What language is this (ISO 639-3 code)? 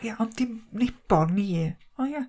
cym